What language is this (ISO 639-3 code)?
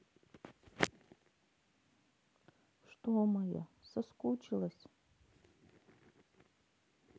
rus